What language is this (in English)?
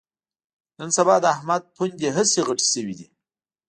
Pashto